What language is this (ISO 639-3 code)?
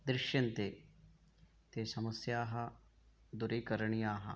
san